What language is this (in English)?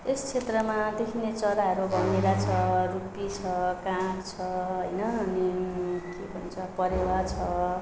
Nepali